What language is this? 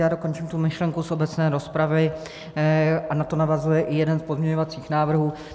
Czech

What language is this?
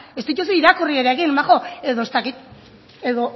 Basque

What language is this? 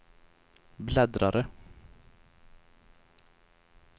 Swedish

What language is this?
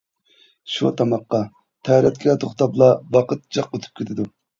Uyghur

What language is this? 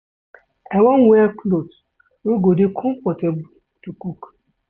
Nigerian Pidgin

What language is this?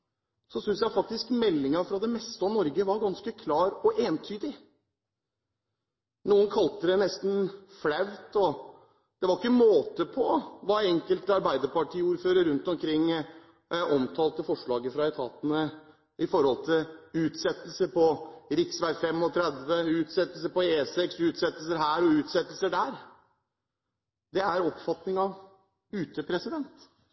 Norwegian Bokmål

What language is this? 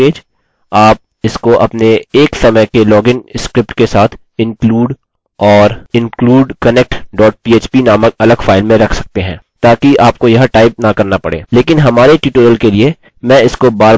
Hindi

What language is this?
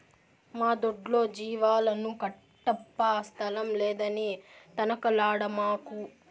Telugu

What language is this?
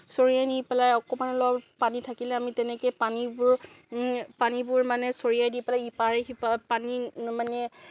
Assamese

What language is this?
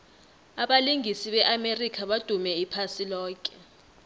South Ndebele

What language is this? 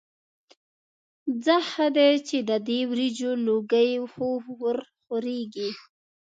Pashto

